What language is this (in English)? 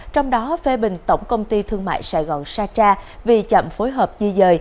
Vietnamese